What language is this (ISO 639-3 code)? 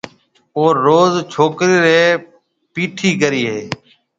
mve